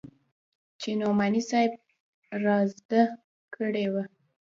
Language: Pashto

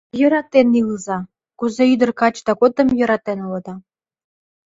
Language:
Mari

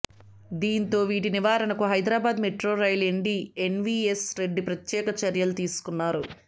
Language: Telugu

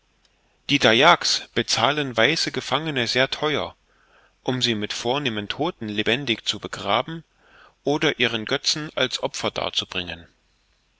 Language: German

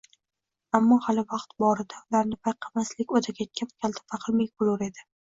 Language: Uzbek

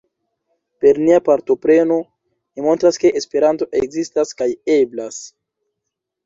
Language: Esperanto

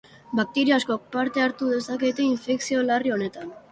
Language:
Basque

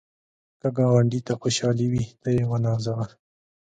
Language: Pashto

